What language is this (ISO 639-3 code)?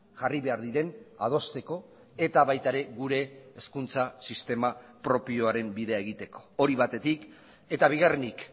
eus